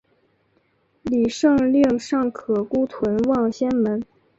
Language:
Chinese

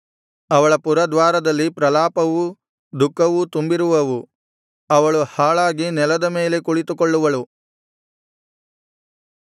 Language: Kannada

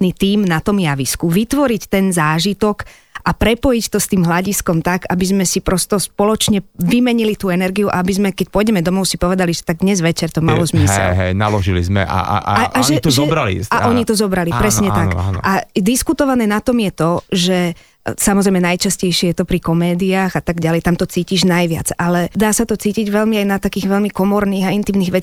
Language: Slovak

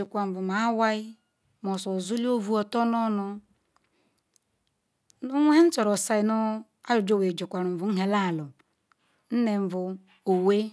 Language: Ikwere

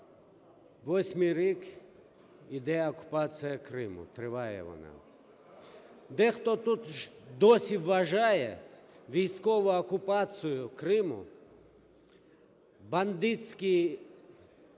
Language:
Ukrainian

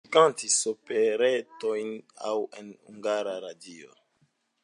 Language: Esperanto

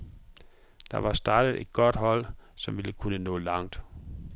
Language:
Danish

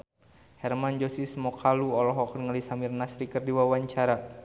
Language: Sundanese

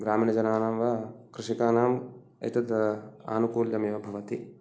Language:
Sanskrit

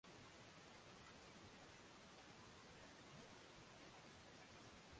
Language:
Swahili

